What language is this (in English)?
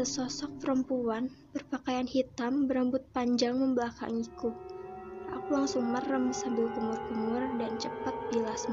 Indonesian